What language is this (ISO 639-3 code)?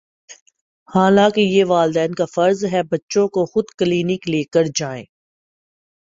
urd